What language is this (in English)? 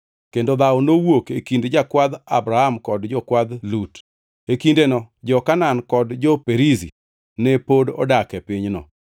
Luo (Kenya and Tanzania)